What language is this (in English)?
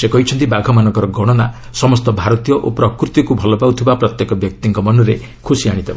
Odia